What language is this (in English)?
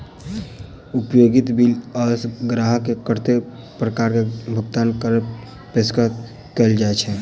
Maithili